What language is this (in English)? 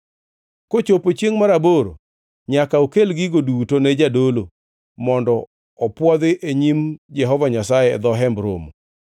Luo (Kenya and Tanzania)